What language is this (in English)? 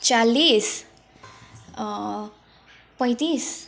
Nepali